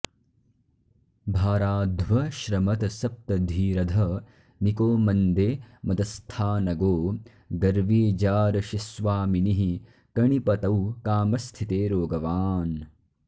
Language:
Sanskrit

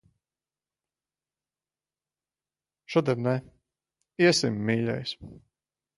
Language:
Latvian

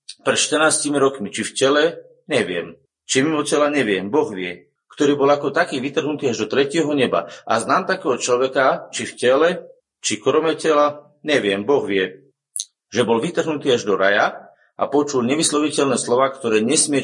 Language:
Slovak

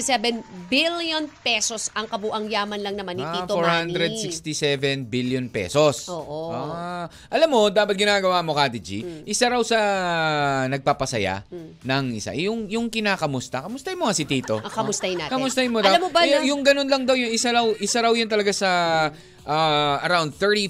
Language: Filipino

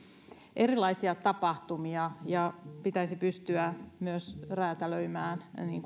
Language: Finnish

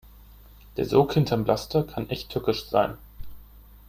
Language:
German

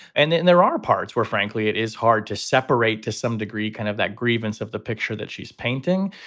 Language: English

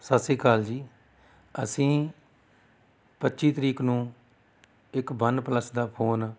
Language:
Punjabi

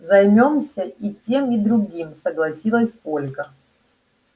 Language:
Russian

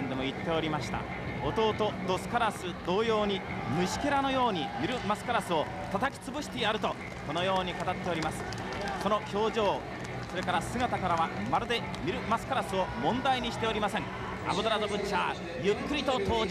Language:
Japanese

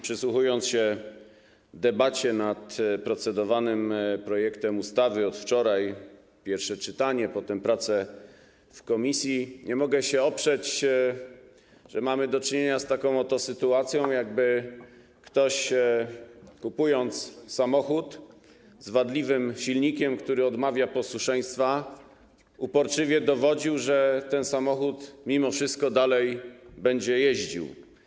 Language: Polish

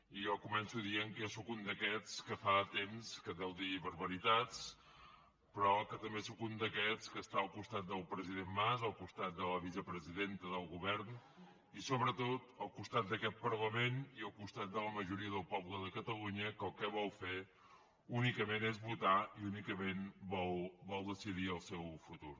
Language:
Catalan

